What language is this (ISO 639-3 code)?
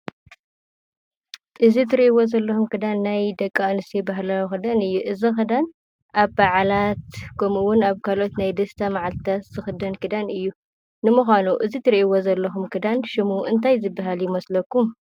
tir